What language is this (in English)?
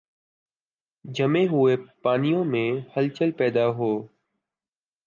Urdu